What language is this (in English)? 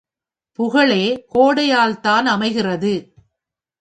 Tamil